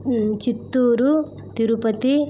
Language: Telugu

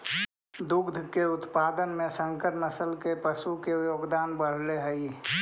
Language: Magahi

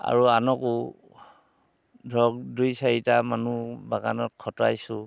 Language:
Assamese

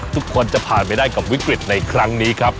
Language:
Thai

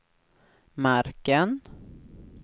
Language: Swedish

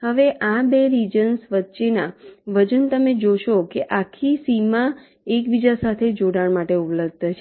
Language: Gujarati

